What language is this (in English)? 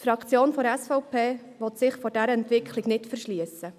Swiss German